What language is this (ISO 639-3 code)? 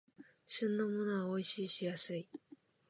jpn